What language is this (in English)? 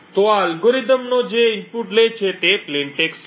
Gujarati